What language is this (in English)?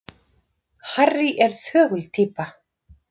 Icelandic